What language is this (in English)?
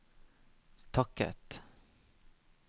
Norwegian